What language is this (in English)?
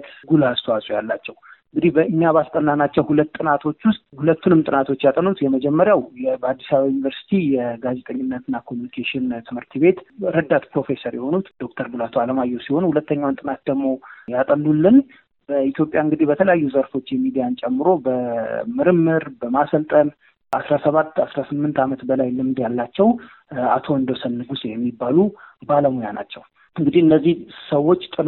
Amharic